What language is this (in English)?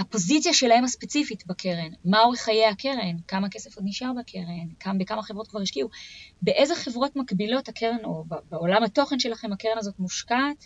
Hebrew